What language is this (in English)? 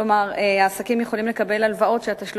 Hebrew